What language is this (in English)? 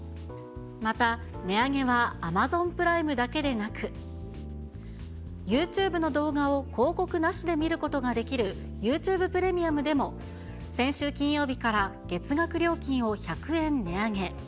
Japanese